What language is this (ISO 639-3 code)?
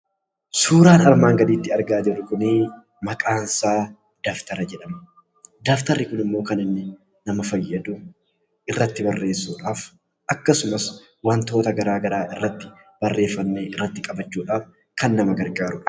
orm